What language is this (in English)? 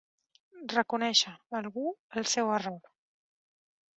Catalan